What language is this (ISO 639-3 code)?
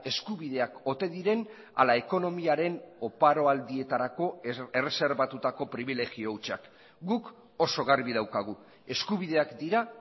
eus